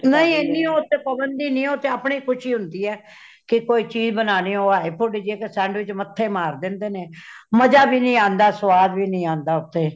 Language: Punjabi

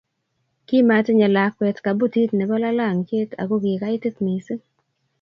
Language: Kalenjin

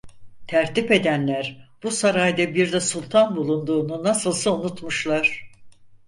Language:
Turkish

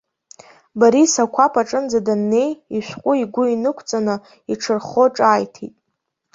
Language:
Abkhazian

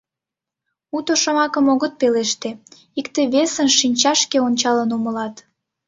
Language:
Mari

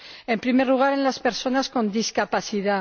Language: Spanish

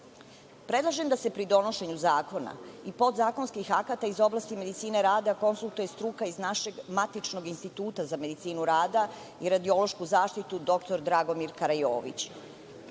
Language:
Serbian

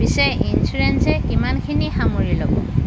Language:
Assamese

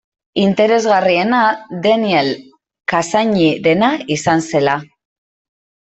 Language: Basque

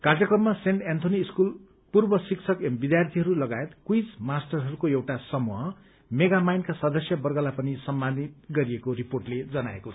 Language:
Nepali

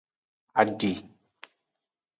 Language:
Aja (Benin)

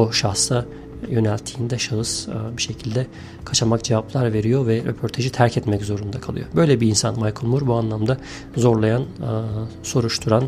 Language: Turkish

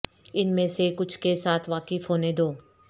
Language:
Urdu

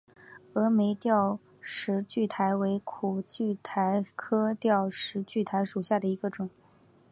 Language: Chinese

